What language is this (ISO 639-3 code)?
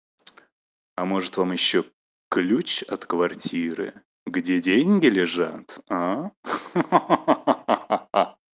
rus